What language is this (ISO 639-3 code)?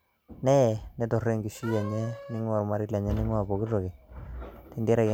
mas